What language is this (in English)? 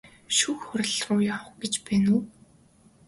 Mongolian